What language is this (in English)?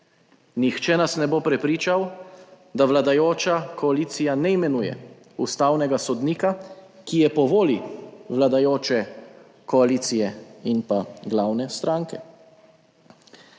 Slovenian